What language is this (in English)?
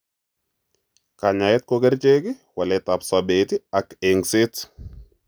Kalenjin